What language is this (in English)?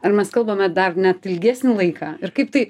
Lithuanian